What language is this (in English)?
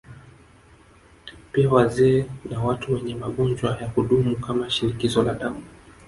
Swahili